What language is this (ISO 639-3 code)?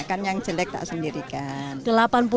ind